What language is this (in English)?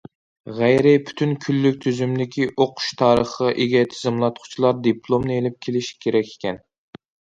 Uyghur